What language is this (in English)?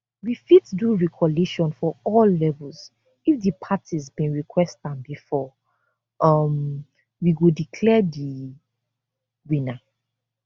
Nigerian Pidgin